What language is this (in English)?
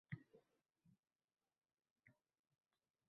Uzbek